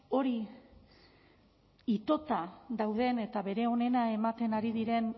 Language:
Basque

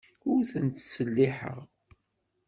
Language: Kabyle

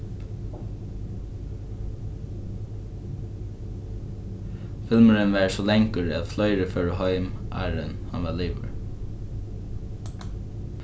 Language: Faroese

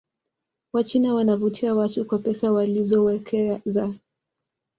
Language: Swahili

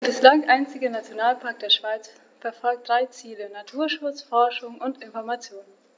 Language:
German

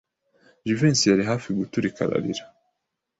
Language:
Kinyarwanda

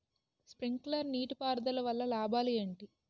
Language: Telugu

